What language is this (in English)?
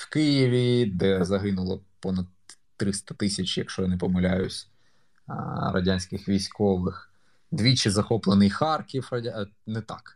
Ukrainian